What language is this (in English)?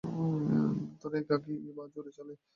Bangla